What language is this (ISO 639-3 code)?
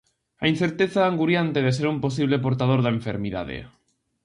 glg